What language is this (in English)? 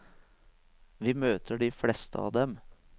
Norwegian